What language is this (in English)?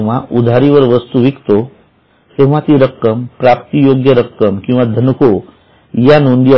Marathi